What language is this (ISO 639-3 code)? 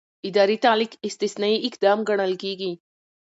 pus